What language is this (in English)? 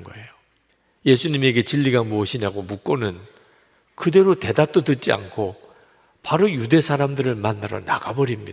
Korean